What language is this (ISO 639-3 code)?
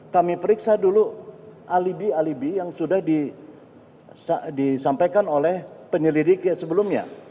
ind